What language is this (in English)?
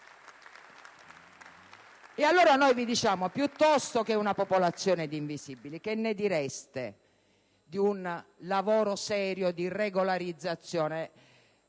Italian